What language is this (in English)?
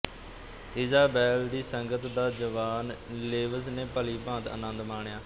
Punjabi